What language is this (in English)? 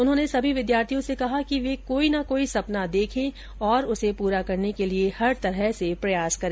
Hindi